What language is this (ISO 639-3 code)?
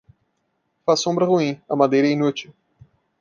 por